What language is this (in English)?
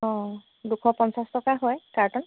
Assamese